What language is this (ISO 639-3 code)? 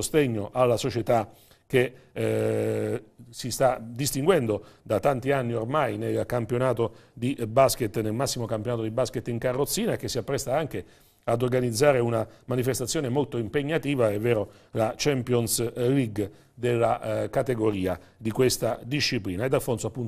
ita